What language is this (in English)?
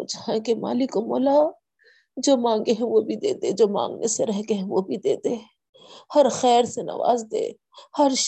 Urdu